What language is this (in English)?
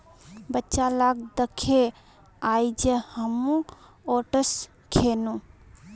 Magahi